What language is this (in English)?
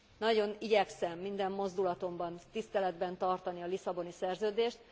Hungarian